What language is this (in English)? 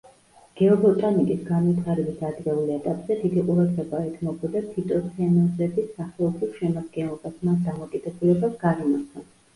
Georgian